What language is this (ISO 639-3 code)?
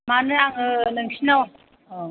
brx